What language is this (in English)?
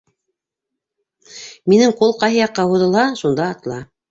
Bashkir